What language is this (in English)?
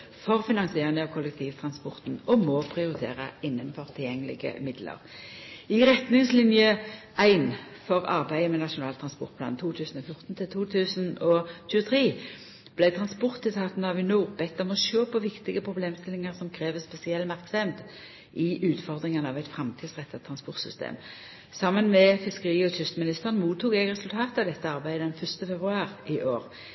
Norwegian Nynorsk